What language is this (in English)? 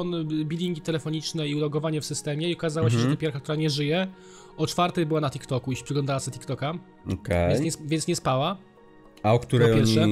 Polish